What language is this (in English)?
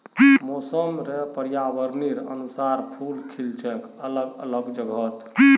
Magahi